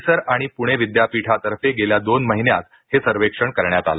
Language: Marathi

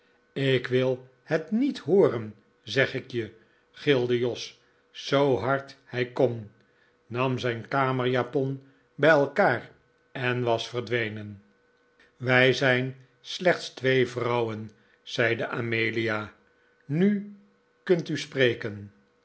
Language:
Dutch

